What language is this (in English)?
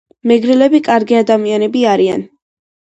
Georgian